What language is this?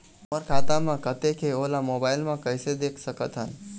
Chhattisgarhi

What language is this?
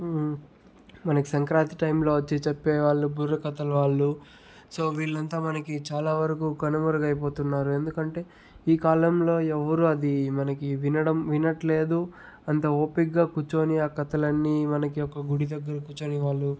Telugu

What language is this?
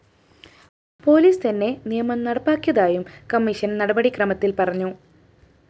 Malayalam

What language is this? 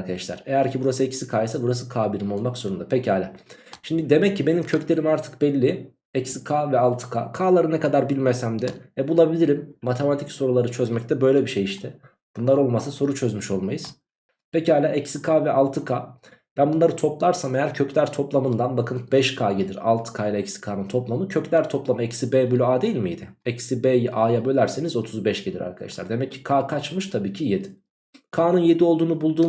Turkish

